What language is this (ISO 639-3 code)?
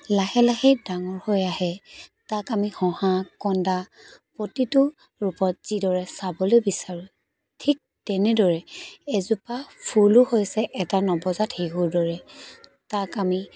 asm